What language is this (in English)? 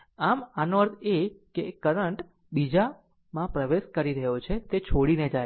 Gujarati